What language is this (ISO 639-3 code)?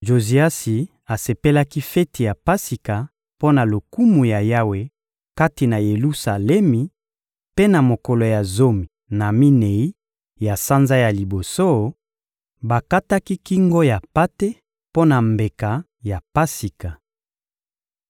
lin